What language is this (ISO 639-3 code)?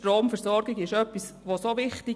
gsw